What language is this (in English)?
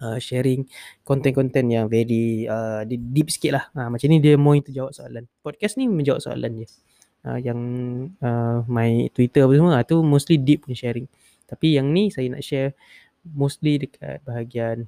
Malay